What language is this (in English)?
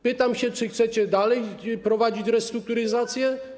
Polish